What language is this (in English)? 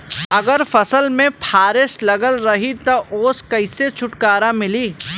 Bhojpuri